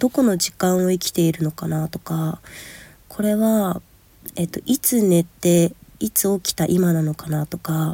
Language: Japanese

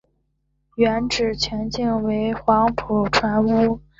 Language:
Chinese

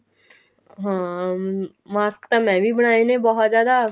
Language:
Punjabi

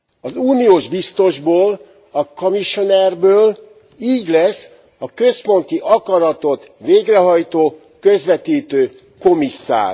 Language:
Hungarian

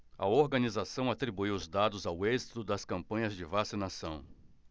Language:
Portuguese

